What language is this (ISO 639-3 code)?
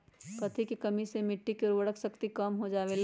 mag